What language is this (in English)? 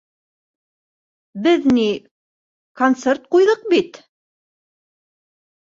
Bashkir